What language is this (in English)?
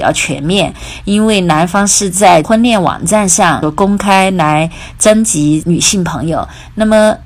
Chinese